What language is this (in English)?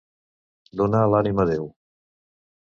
Catalan